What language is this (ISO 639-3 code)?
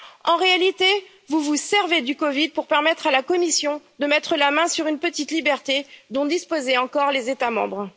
fra